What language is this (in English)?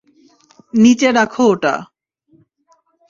Bangla